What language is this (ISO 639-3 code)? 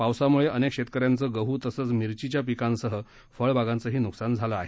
mar